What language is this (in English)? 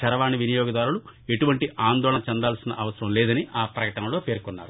Telugu